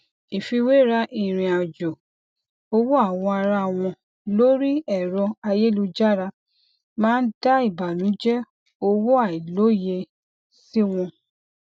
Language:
Yoruba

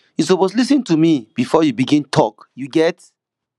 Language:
Nigerian Pidgin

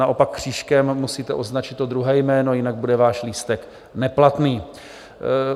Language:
Czech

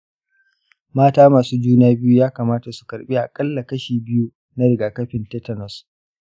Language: Hausa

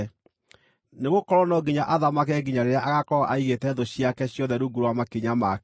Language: Kikuyu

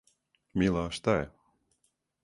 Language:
Serbian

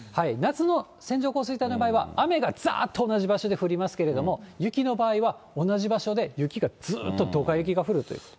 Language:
Japanese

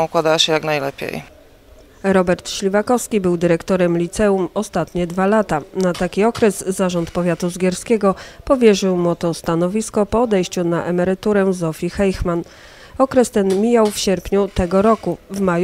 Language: Polish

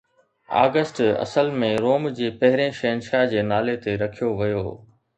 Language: Sindhi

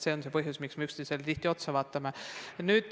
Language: Estonian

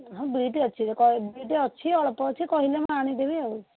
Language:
Odia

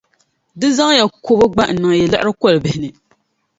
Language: Dagbani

